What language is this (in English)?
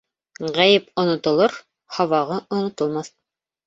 Bashkir